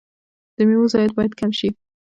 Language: Pashto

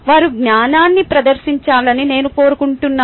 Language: Telugu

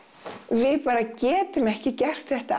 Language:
Icelandic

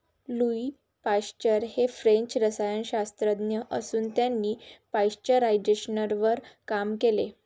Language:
Marathi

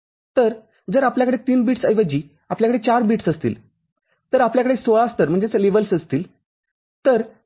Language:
Marathi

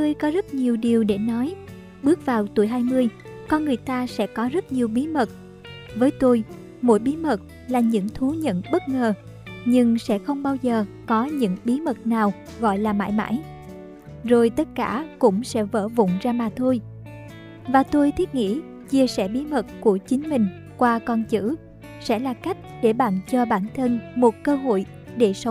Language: Vietnamese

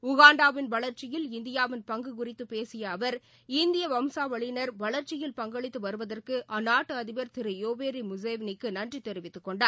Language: Tamil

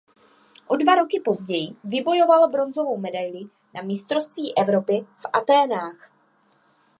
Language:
Czech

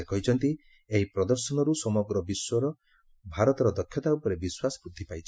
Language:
Odia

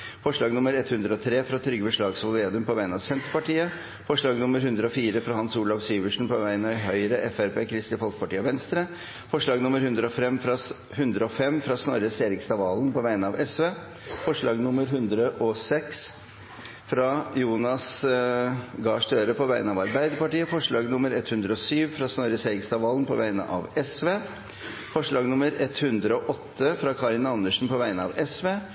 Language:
Norwegian Bokmål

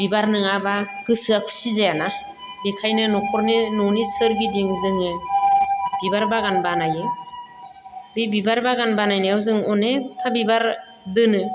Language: Bodo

